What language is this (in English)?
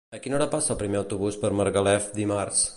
Catalan